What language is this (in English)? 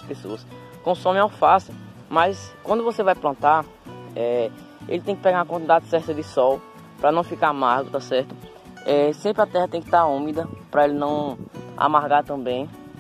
Portuguese